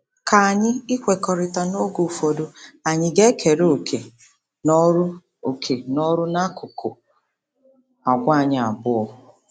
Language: Igbo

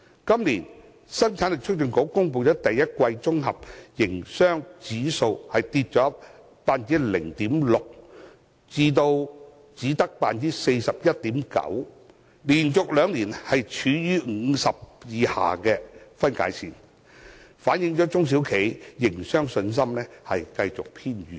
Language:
Cantonese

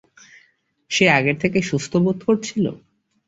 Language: Bangla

